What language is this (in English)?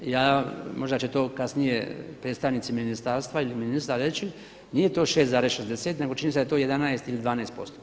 Croatian